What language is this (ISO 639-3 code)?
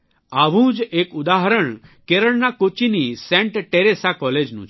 guj